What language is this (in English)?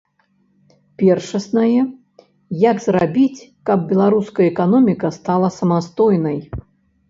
Belarusian